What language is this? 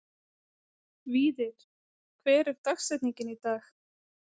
Icelandic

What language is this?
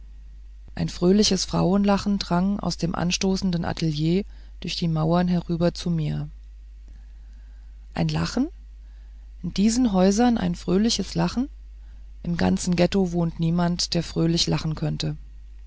German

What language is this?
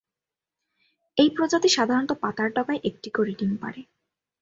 Bangla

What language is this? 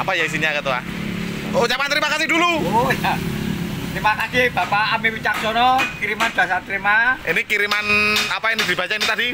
Indonesian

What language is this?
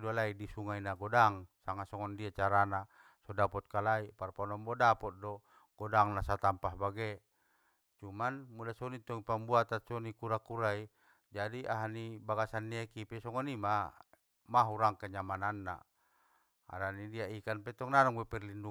Batak Mandailing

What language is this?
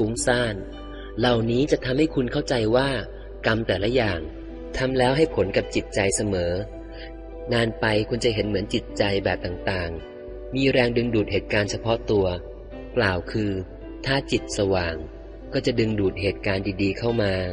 Thai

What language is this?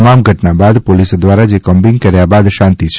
Gujarati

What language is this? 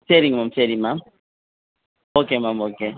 Tamil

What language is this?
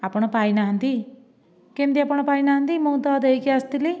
Odia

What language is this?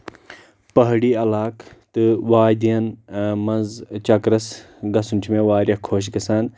Kashmiri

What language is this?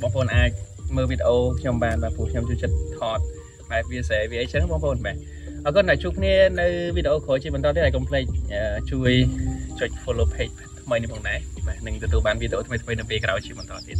Thai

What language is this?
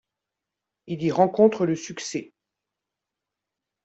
French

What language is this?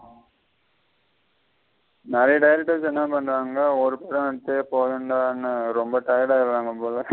Tamil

